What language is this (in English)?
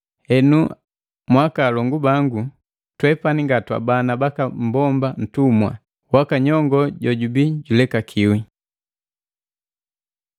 Matengo